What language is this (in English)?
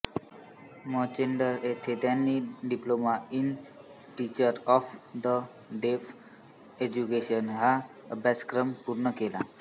Marathi